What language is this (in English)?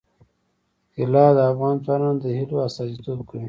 Pashto